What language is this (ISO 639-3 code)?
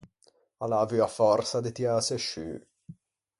lij